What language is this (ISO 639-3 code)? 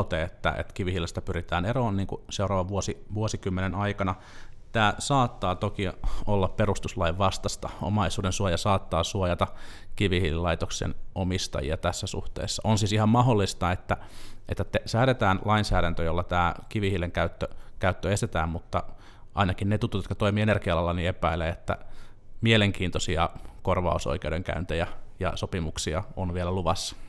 fin